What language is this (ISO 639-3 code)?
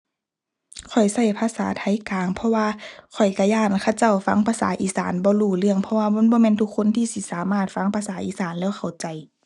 tha